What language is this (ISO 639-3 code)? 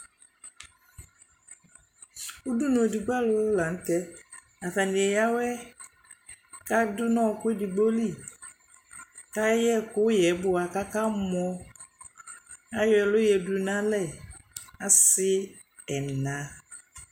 kpo